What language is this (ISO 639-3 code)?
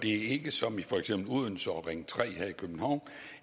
dan